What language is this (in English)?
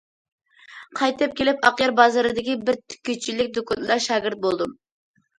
Uyghur